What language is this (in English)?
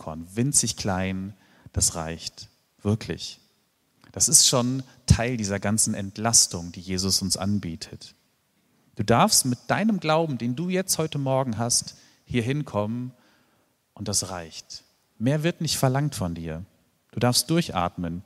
German